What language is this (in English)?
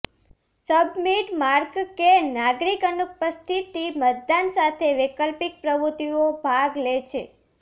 Gujarati